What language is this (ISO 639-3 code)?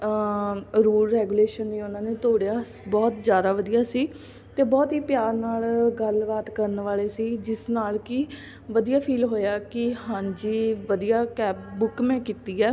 pan